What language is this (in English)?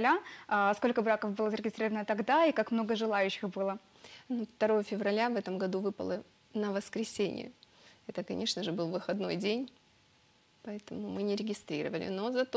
Russian